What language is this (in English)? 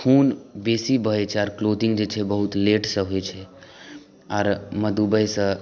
Maithili